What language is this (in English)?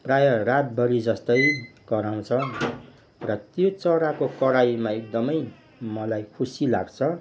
Nepali